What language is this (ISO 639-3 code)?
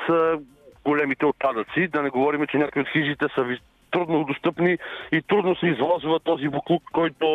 bul